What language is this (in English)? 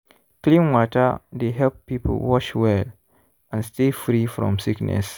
Nigerian Pidgin